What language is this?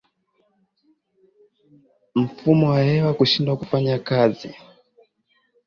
Swahili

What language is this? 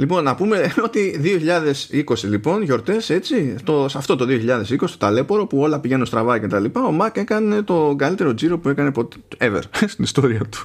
Greek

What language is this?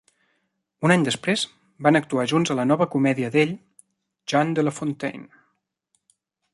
Catalan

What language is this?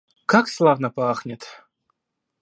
Russian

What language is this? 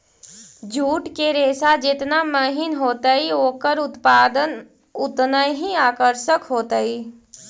Magahi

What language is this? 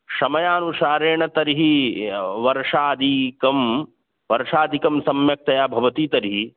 Sanskrit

